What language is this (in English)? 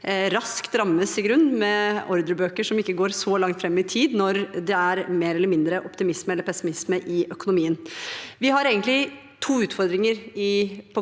Norwegian